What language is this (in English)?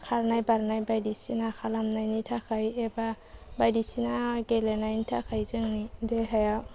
Bodo